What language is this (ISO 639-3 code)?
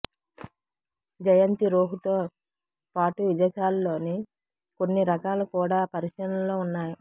tel